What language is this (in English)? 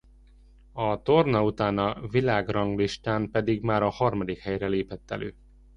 Hungarian